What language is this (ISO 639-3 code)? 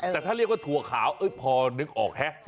tha